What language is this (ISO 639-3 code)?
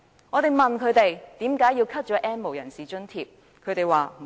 yue